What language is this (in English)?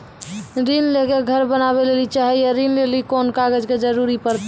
Maithili